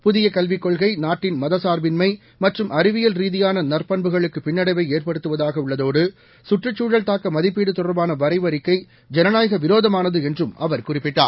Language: Tamil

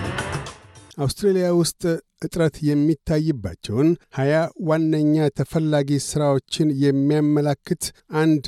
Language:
Amharic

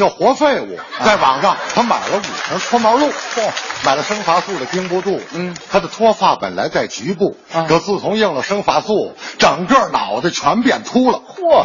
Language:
Chinese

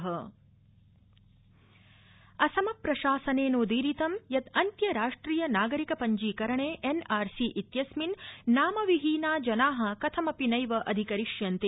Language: Sanskrit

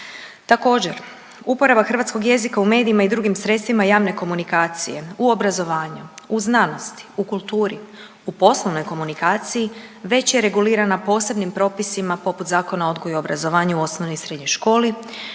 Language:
Croatian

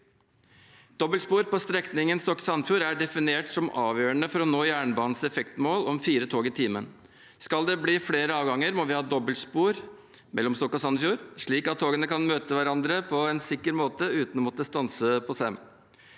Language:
Norwegian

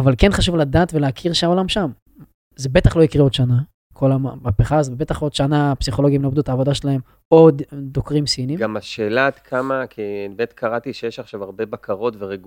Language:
Hebrew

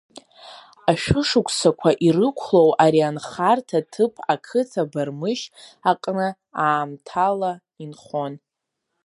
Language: Abkhazian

